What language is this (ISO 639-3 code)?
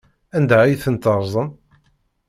kab